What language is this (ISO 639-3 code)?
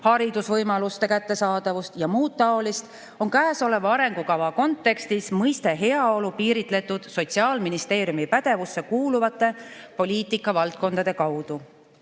est